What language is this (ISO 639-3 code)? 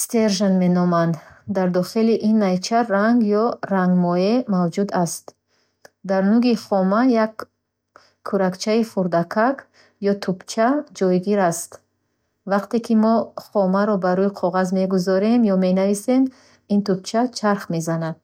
bhh